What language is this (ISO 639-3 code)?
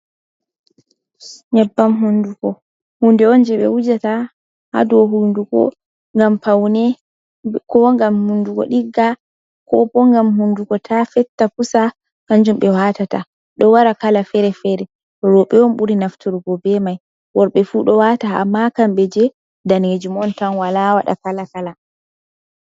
ful